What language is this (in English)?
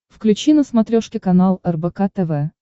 Russian